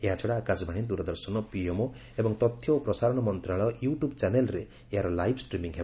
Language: Odia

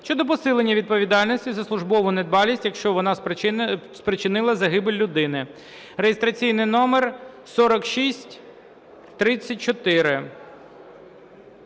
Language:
Ukrainian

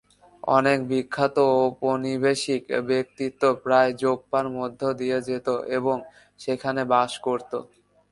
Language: Bangla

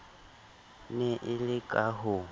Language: Southern Sotho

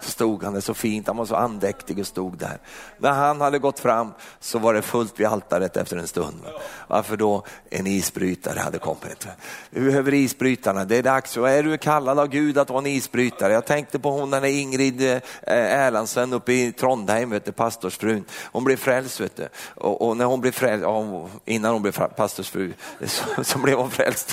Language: Swedish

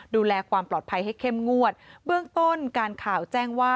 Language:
Thai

